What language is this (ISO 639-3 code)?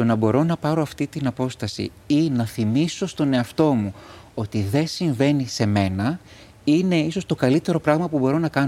ell